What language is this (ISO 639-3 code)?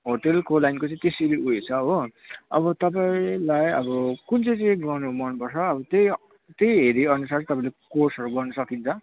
nep